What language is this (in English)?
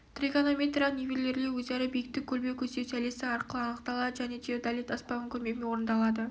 Kazakh